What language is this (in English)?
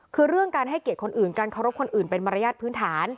Thai